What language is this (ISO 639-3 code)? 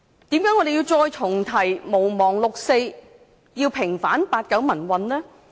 yue